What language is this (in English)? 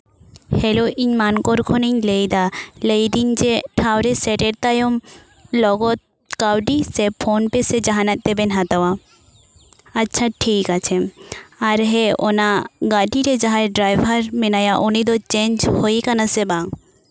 Santali